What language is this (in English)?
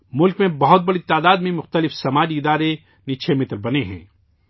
Urdu